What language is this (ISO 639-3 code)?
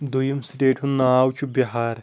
kas